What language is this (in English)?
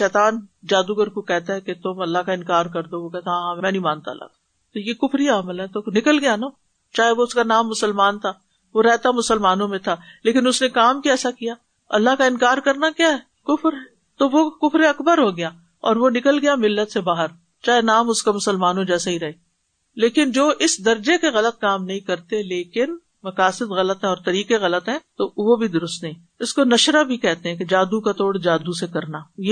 Urdu